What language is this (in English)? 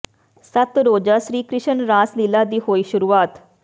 Punjabi